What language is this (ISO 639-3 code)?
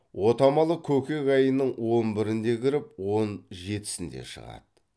kaz